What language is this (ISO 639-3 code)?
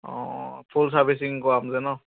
asm